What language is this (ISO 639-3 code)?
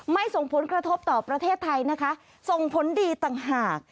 tha